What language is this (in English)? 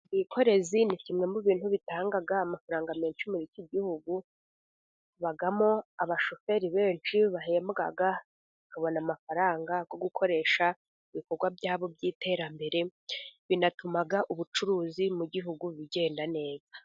Kinyarwanda